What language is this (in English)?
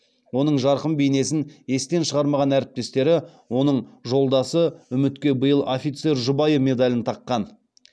Kazakh